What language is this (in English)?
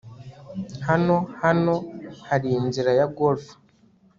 Kinyarwanda